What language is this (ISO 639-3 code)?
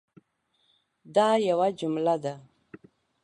pus